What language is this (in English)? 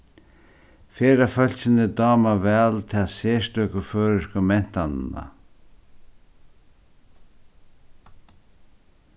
Faroese